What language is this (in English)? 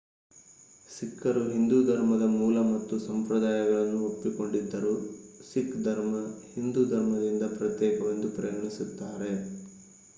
Kannada